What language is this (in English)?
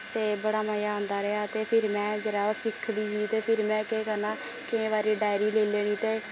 Dogri